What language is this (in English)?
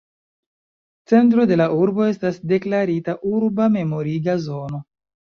Esperanto